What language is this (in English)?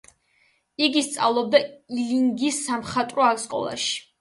Georgian